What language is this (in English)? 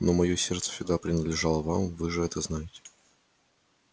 Russian